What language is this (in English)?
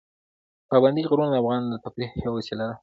Pashto